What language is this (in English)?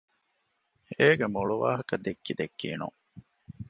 Divehi